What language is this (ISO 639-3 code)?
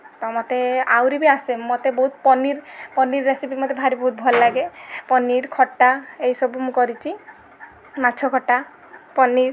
ori